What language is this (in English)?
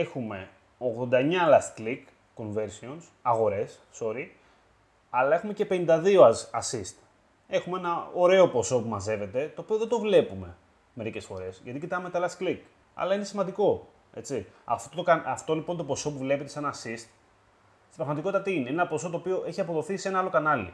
Greek